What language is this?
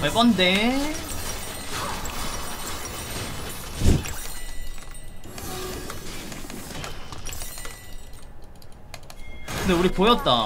Korean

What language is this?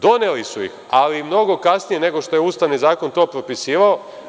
Serbian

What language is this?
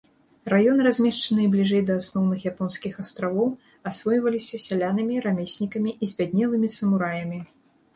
Belarusian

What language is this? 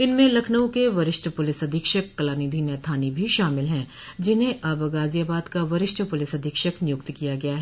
Hindi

